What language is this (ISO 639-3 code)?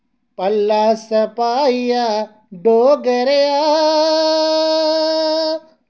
doi